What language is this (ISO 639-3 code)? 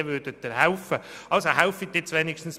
gsw